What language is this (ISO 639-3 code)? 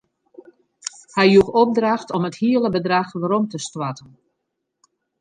fry